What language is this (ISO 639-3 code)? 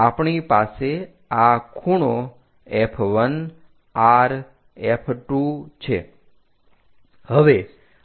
guj